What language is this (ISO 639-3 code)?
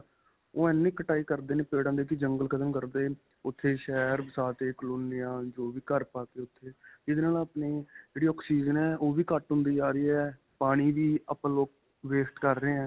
pan